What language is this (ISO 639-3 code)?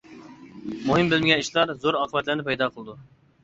uig